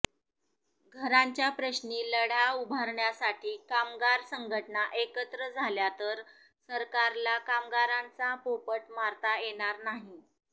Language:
Marathi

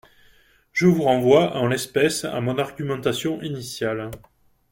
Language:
French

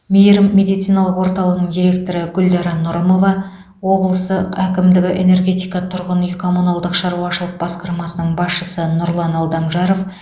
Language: Kazakh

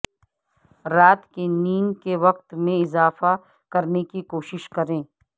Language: Urdu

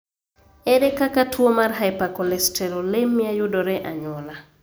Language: Luo (Kenya and Tanzania)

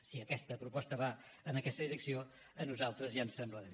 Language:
Catalan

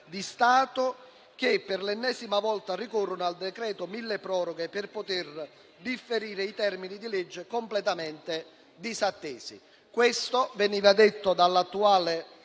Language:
Italian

